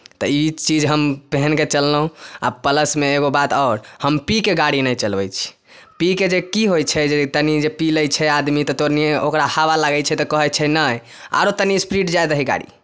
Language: Maithili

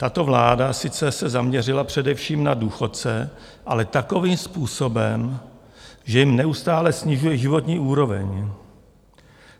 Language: Czech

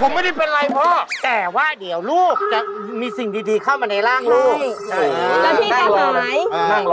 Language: Thai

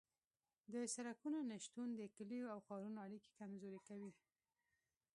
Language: Pashto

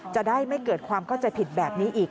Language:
Thai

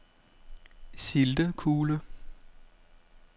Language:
Danish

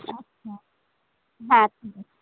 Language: Bangla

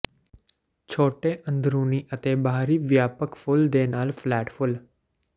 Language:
Punjabi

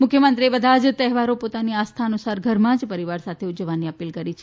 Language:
Gujarati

